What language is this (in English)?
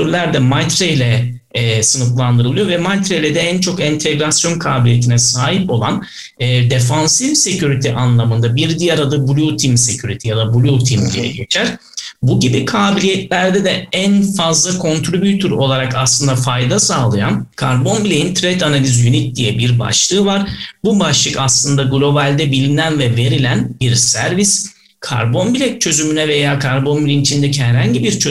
Turkish